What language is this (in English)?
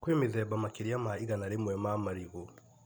Kikuyu